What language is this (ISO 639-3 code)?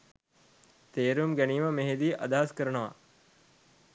sin